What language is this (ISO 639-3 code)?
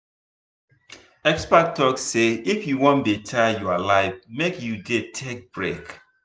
pcm